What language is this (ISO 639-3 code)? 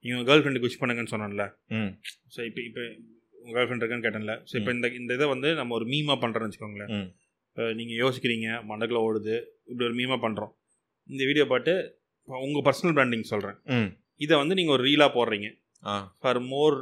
tam